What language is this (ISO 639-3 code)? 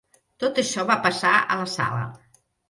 cat